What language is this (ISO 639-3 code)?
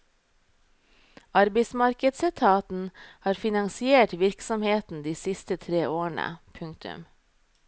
nor